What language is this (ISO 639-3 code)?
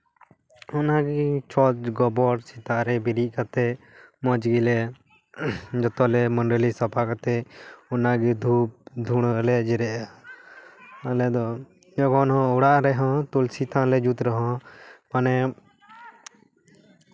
sat